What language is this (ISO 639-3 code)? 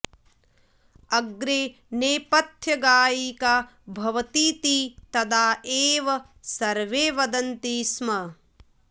san